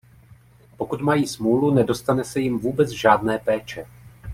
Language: Czech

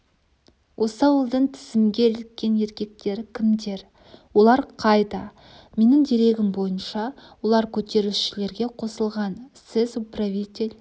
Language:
Kazakh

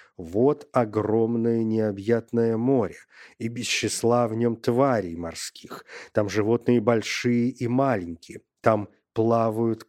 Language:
Russian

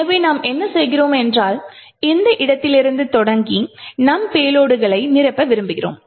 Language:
Tamil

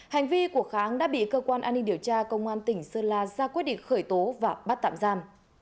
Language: Vietnamese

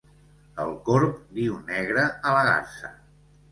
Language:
Catalan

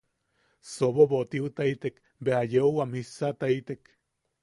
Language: Yaqui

